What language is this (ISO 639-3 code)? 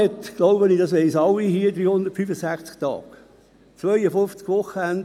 gsw